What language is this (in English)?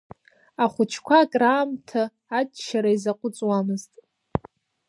Abkhazian